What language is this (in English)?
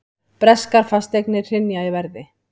Icelandic